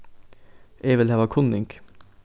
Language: Faroese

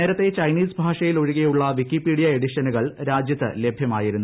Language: Malayalam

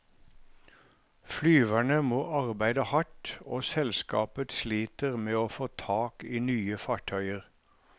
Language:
Norwegian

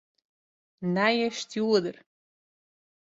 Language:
Western Frisian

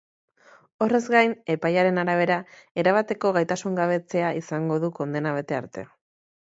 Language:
Basque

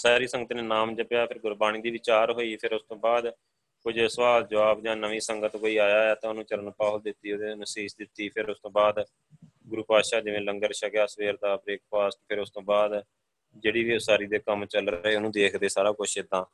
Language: Punjabi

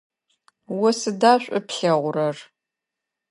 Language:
Adyghe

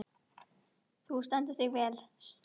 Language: Icelandic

